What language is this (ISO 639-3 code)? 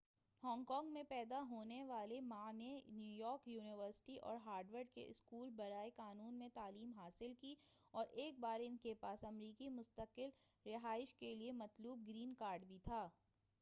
urd